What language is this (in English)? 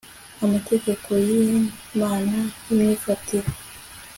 Kinyarwanda